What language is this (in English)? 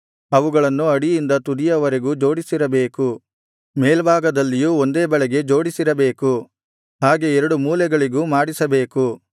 Kannada